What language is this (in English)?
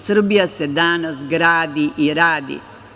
Serbian